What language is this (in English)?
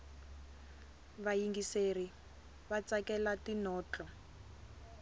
Tsonga